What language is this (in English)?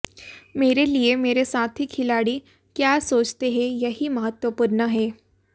Hindi